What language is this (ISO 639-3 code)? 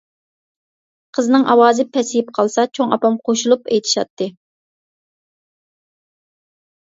uig